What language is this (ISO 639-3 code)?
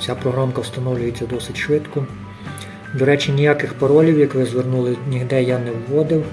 ukr